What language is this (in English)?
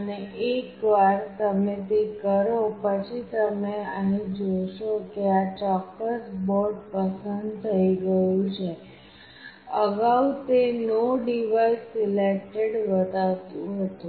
Gujarati